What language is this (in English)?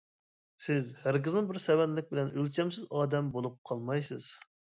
Uyghur